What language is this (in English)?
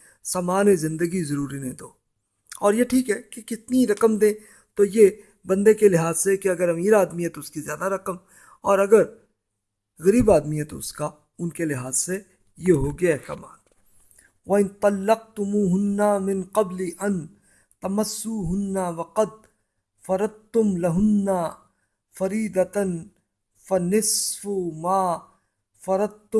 Urdu